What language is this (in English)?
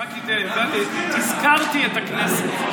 Hebrew